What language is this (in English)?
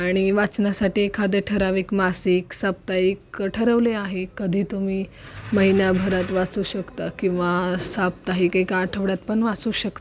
Marathi